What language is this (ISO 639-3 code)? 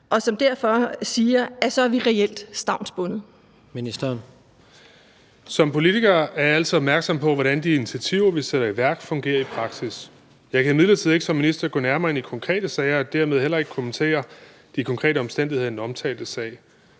dan